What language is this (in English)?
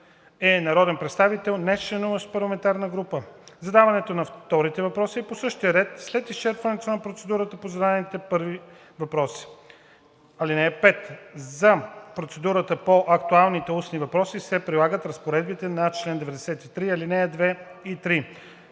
Bulgarian